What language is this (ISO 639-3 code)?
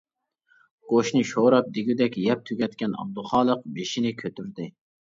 uig